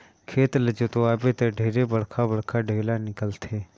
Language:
Chhattisgarhi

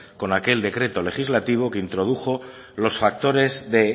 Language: Spanish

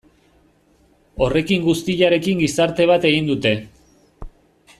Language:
Basque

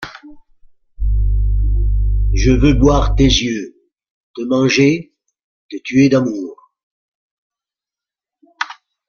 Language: French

